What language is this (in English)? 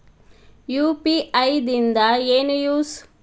Kannada